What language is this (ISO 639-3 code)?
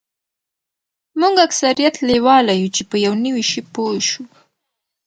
pus